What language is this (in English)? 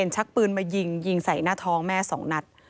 Thai